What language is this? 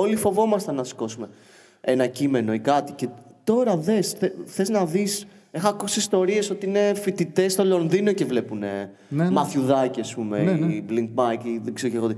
Greek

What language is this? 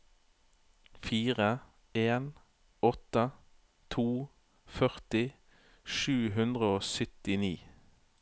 Norwegian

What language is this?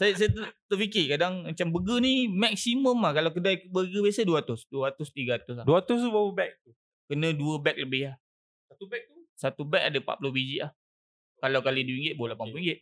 Malay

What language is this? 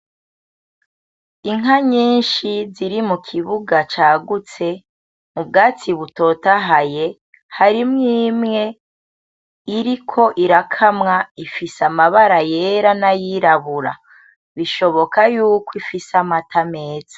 Rundi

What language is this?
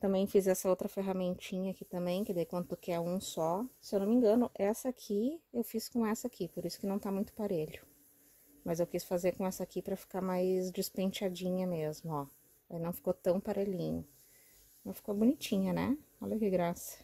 Portuguese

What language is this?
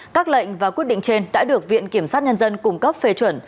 Vietnamese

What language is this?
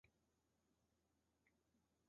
Chinese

